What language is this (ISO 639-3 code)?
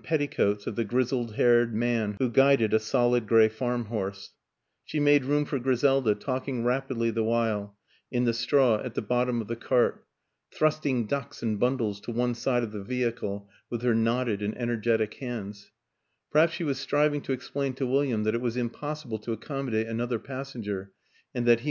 eng